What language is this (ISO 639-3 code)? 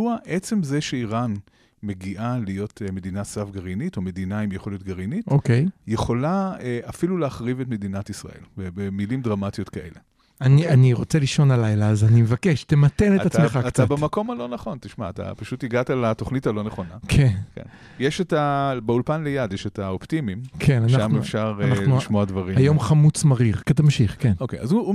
heb